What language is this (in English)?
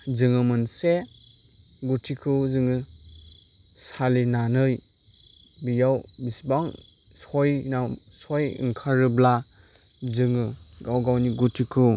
Bodo